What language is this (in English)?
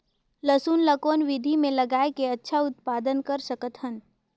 Chhattisgarhi